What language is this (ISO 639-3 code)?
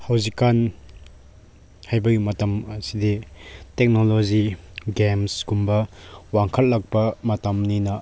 mni